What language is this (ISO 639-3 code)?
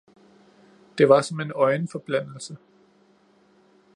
dan